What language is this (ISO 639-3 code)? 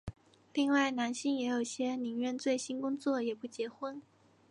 zho